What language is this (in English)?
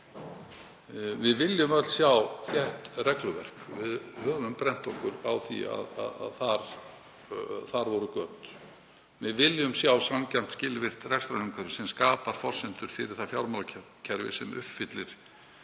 Icelandic